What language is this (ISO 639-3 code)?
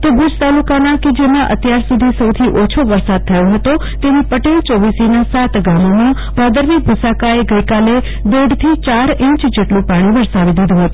guj